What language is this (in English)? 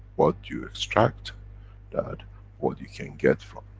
English